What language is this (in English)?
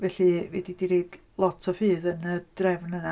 Welsh